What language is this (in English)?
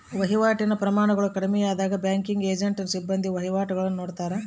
Kannada